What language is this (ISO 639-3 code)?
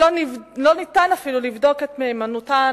heb